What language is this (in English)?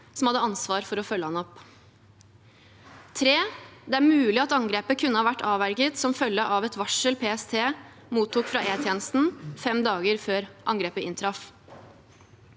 Norwegian